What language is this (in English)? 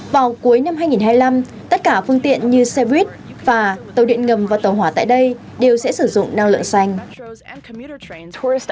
Vietnamese